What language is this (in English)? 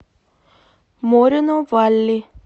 Russian